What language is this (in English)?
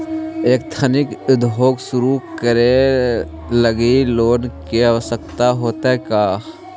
Magahi